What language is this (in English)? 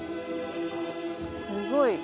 Japanese